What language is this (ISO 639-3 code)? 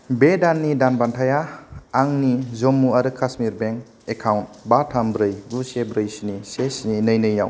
brx